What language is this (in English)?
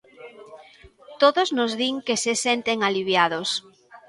Galician